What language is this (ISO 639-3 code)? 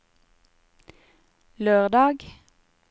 nor